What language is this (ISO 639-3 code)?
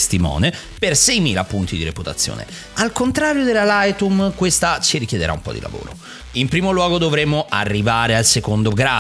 ita